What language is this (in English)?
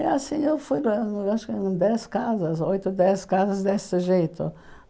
Portuguese